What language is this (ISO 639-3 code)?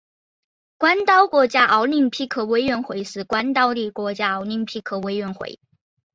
zho